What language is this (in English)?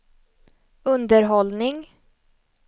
Swedish